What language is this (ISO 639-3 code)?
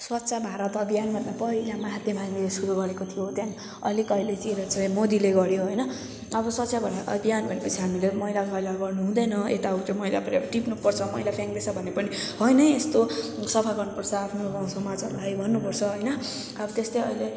nep